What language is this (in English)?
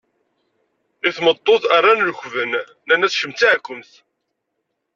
Kabyle